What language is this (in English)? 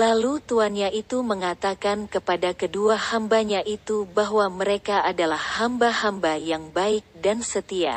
Indonesian